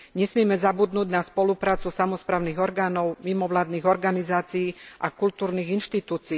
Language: Slovak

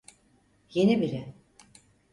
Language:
Turkish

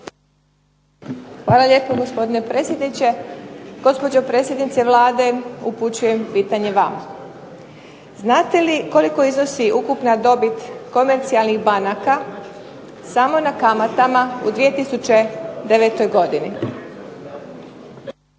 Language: Croatian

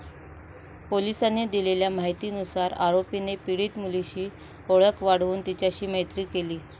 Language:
Marathi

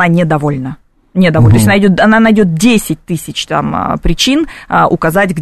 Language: Russian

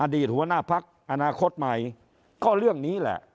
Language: Thai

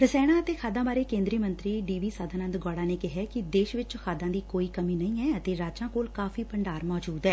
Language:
Punjabi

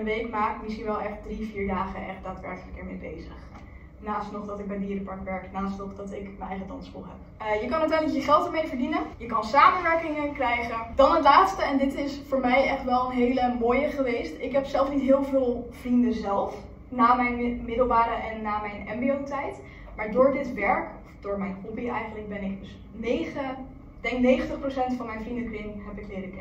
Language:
Dutch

